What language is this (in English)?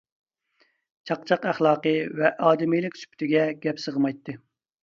Uyghur